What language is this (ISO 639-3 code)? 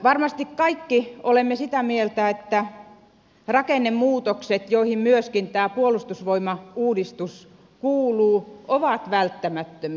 fin